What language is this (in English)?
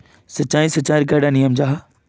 Magahi